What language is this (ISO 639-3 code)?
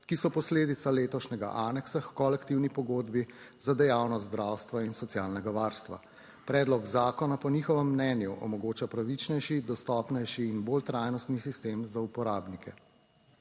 slv